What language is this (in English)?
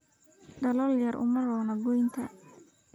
Somali